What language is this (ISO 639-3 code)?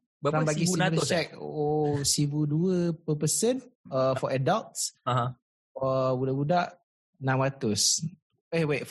msa